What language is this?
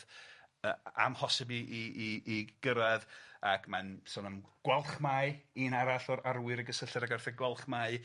Welsh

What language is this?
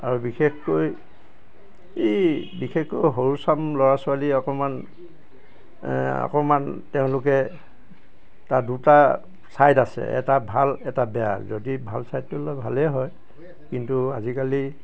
Assamese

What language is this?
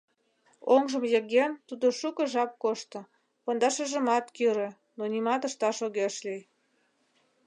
Mari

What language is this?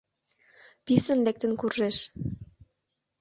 Mari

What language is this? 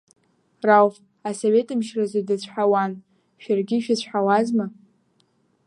Abkhazian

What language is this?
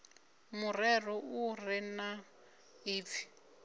Venda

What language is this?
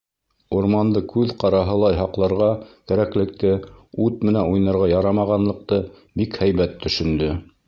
Bashkir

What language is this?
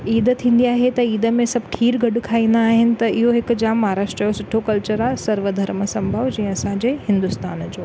Sindhi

